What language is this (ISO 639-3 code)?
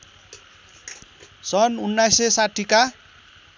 nep